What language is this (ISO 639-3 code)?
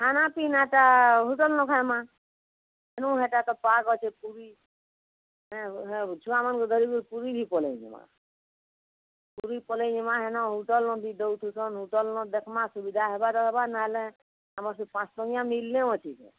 ori